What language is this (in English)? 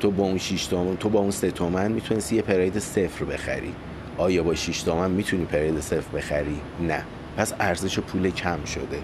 Persian